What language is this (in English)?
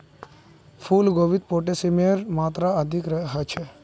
Magahi